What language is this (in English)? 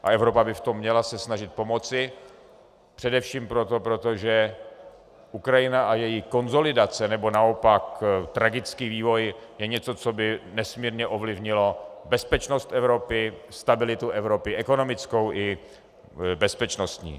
Czech